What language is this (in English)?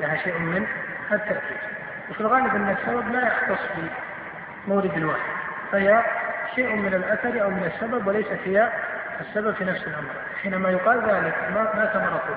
Arabic